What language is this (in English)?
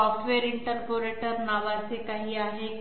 Marathi